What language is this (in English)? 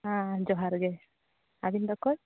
Santali